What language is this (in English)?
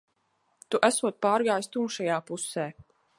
Latvian